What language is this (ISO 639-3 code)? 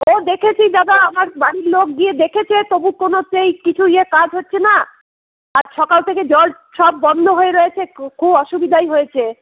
ben